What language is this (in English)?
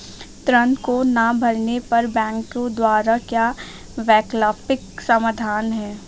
Hindi